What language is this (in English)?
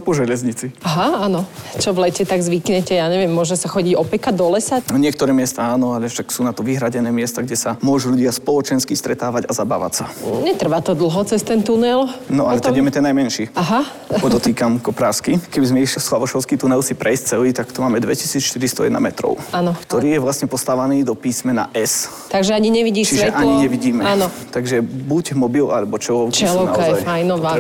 Slovak